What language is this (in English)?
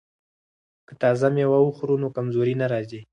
Pashto